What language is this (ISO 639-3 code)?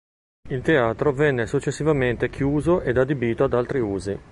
ita